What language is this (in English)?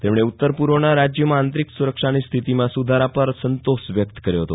Gujarati